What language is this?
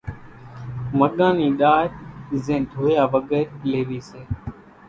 Kachi Koli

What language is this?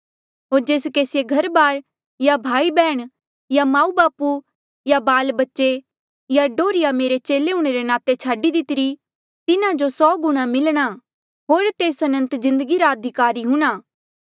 Mandeali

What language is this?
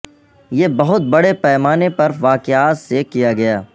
Urdu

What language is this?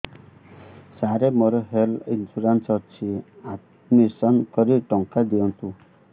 Odia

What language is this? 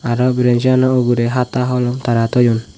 Chakma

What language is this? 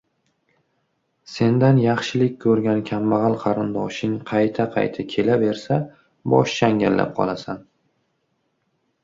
Uzbek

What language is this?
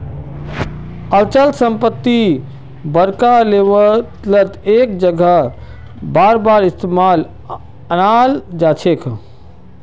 Magahi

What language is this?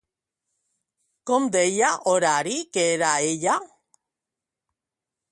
Catalan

